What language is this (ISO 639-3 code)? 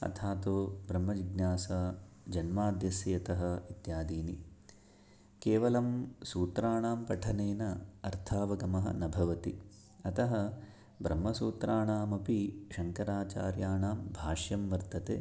san